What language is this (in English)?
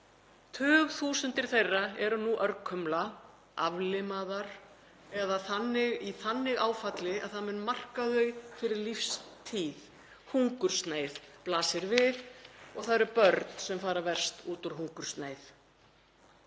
Icelandic